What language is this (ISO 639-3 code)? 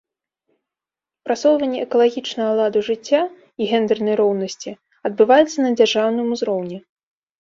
bel